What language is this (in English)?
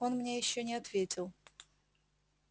Russian